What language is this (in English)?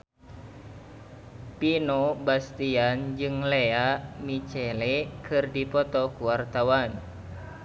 Sundanese